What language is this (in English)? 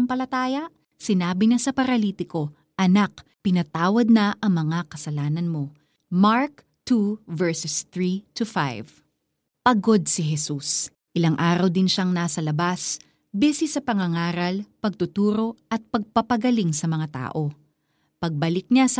Filipino